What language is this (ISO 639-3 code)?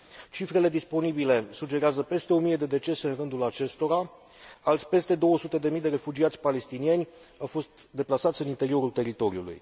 ron